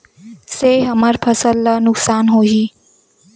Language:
Chhattisgarhi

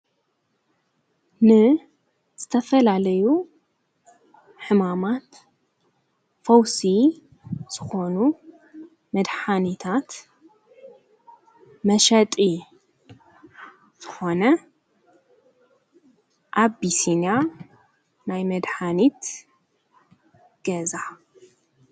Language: Tigrinya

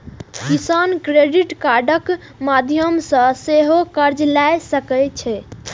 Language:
Maithili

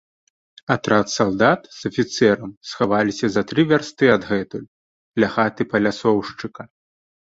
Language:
Belarusian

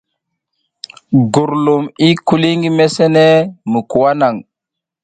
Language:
South Giziga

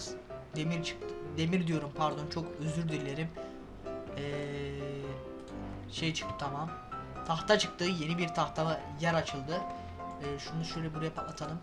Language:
Turkish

